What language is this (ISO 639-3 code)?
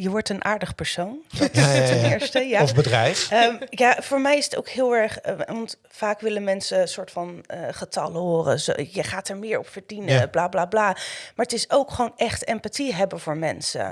nld